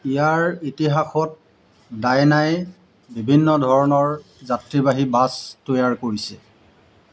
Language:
Assamese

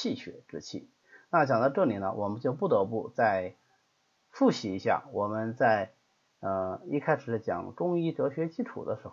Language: Chinese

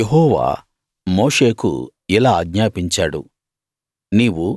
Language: Telugu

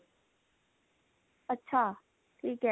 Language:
Punjabi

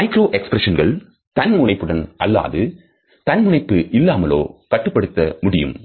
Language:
Tamil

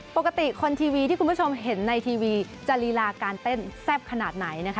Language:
Thai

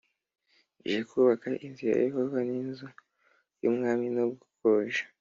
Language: Kinyarwanda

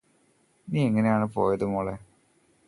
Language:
Malayalam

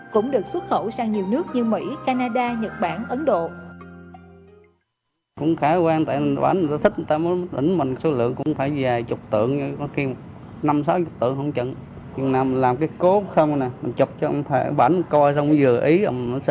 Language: Vietnamese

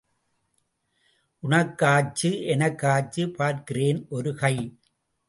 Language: Tamil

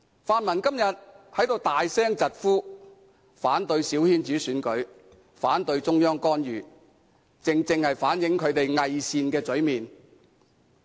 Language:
Cantonese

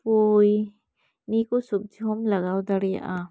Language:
Santali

